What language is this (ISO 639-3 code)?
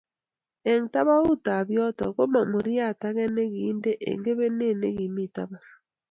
kln